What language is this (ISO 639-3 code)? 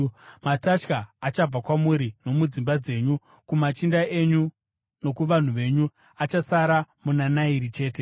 sna